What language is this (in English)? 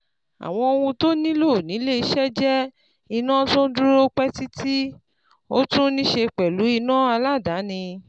Yoruba